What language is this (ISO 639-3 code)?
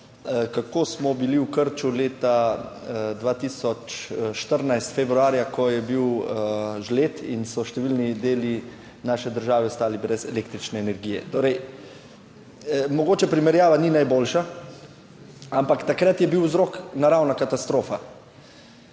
slv